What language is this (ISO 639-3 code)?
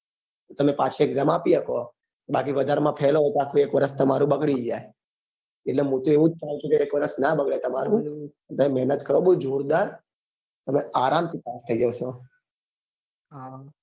guj